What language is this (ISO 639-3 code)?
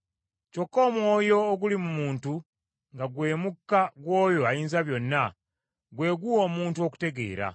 lug